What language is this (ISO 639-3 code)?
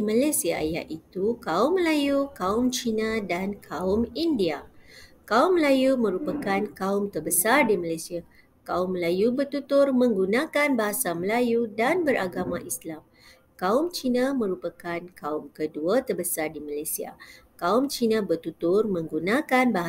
msa